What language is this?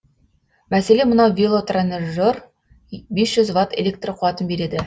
Kazakh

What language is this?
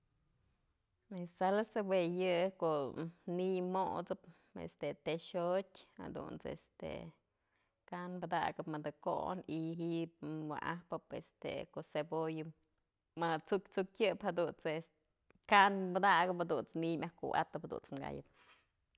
Mazatlán Mixe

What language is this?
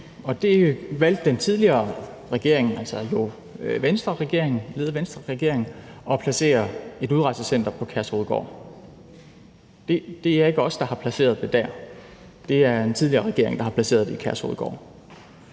Danish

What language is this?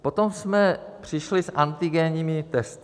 Czech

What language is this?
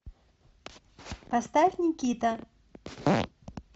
Russian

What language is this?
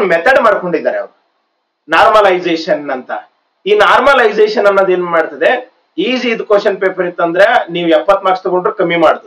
English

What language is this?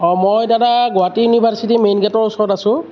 Assamese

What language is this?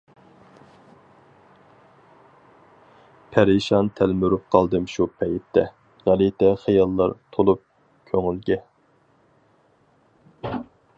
Uyghur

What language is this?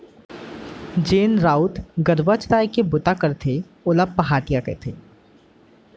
Chhattisgarhi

